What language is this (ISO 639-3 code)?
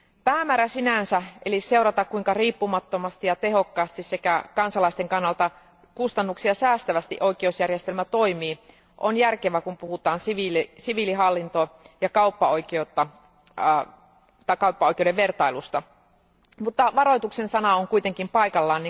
fin